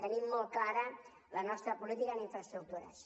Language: Catalan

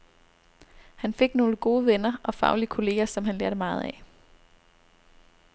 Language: Danish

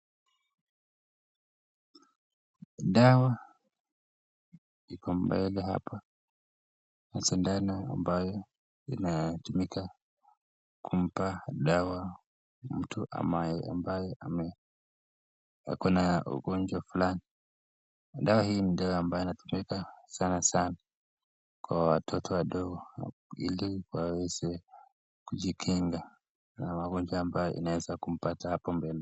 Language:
Swahili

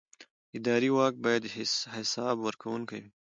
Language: Pashto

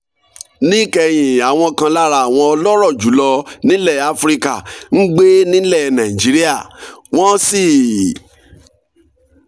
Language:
Yoruba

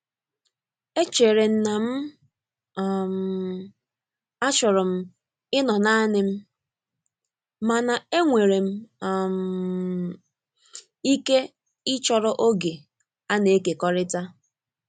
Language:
Igbo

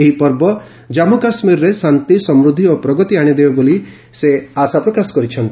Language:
Odia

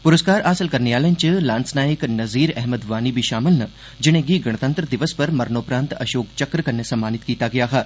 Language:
Dogri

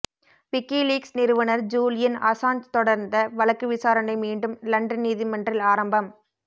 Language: Tamil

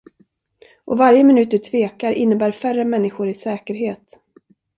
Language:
Swedish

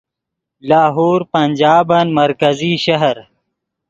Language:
Yidgha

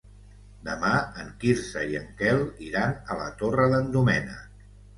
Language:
Catalan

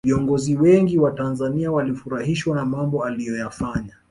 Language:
Swahili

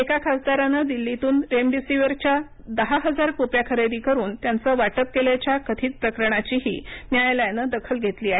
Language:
Marathi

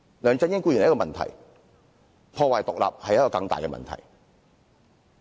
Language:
Cantonese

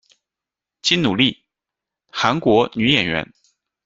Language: Chinese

